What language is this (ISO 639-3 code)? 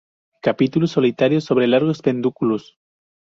spa